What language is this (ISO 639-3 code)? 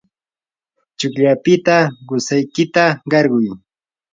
qur